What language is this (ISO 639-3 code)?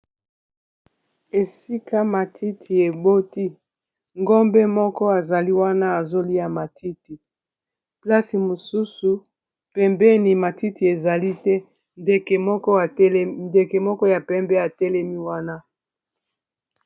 lin